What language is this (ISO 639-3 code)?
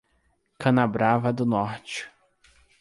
por